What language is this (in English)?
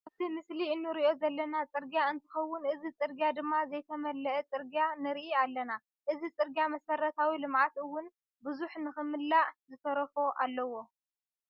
Tigrinya